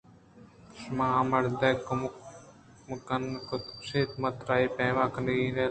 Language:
Eastern Balochi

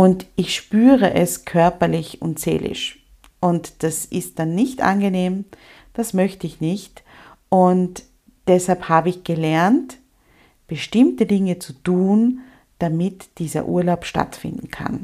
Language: German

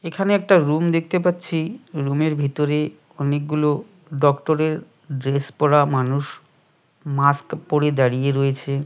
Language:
Bangla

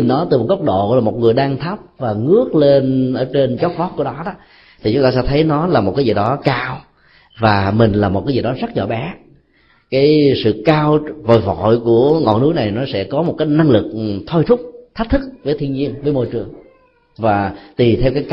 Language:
Vietnamese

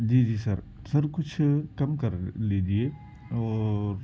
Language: Urdu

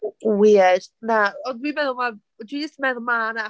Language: Welsh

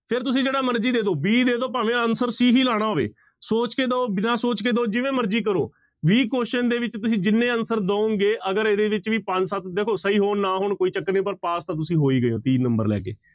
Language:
Punjabi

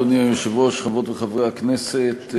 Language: Hebrew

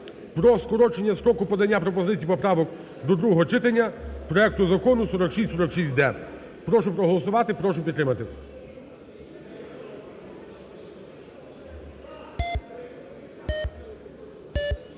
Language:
Ukrainian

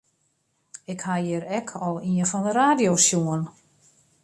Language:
Western Frisian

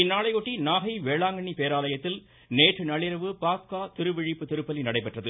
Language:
Tamil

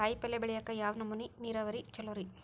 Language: Kannada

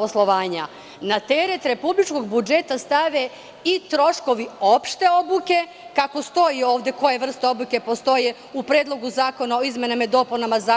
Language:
Serbian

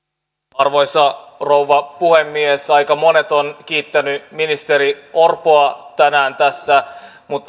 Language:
Finnish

